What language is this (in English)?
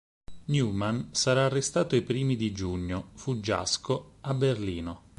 Italian